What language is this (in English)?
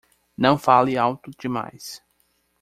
Portuguese